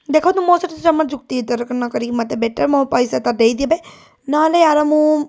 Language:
Odia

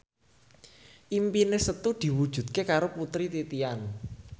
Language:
Javanese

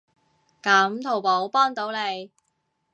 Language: Cantonese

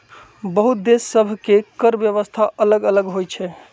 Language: Magahi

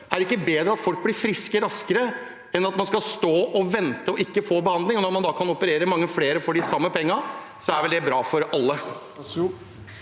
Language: Norwegian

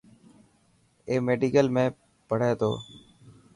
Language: Dhatki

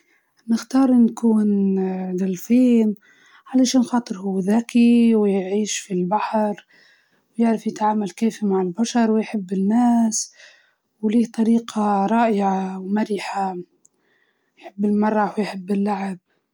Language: Libyan Arabic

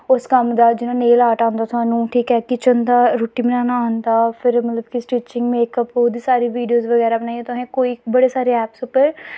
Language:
Dogri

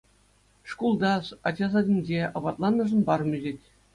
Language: Chuvash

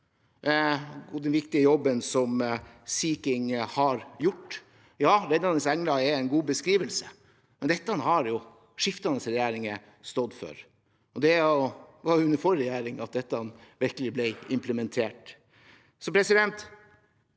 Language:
Norwegian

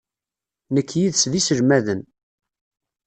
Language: Kabyle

